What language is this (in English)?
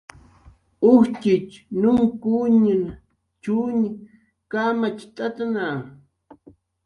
Jaqaru